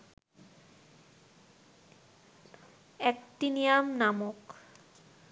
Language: Bangla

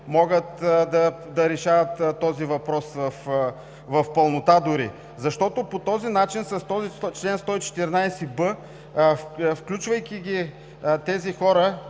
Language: Bulgarian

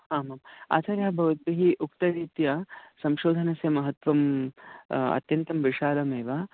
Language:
Sanskrit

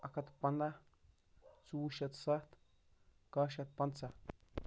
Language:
Kashmiri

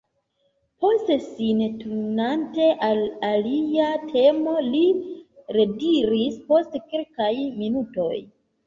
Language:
Esperanto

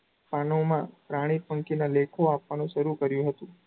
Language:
Gujarati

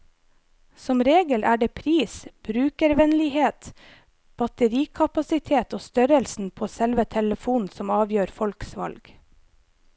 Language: Norwegian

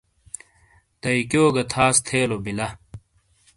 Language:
Shina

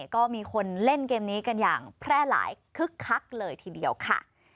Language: Thai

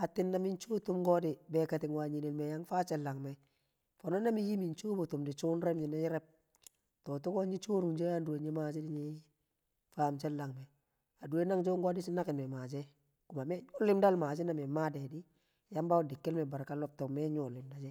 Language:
Kamo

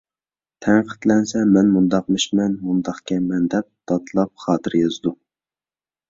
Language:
Uyghur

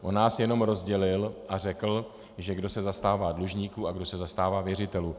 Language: Czech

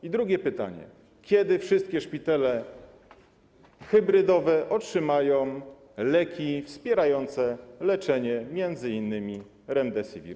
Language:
Polish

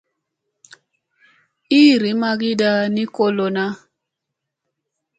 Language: Musey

